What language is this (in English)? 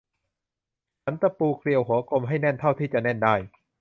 Thai